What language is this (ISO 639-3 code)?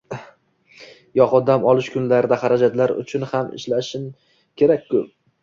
uzb